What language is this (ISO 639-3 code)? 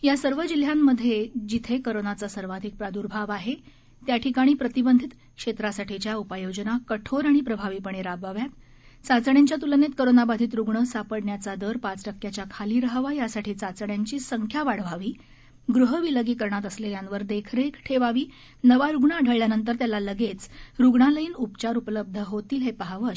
mar